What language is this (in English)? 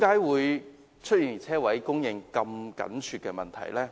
Cantonese